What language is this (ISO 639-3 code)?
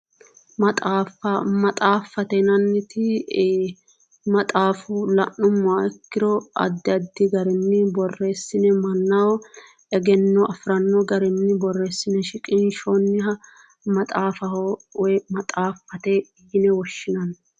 sid